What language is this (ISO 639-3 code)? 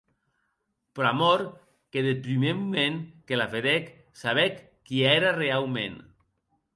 oci